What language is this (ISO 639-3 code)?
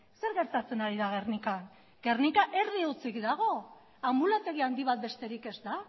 eus